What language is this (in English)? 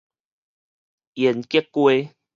Min Nan Chinese